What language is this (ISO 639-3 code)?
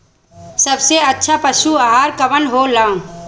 bho